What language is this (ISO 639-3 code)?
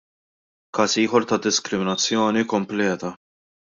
mlt